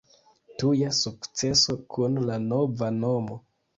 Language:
Esperanto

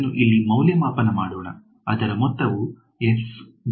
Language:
Kannada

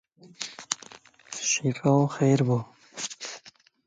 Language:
Zaza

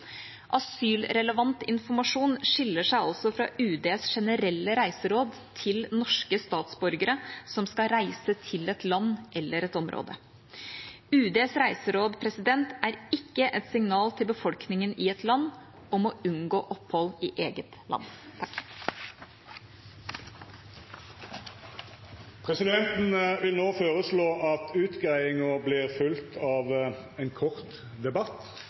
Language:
Norwegian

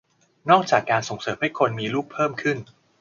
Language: Thai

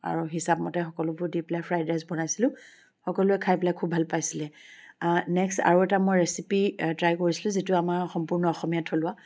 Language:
Assamese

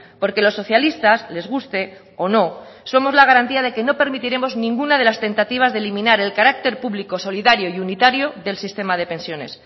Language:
Spanish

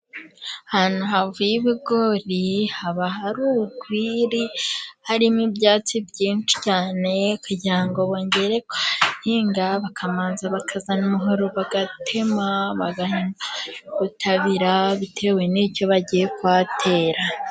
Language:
Kinyarwanda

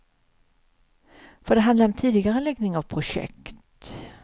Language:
Swedish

